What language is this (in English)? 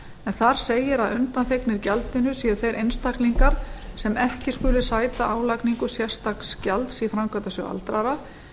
Icelandic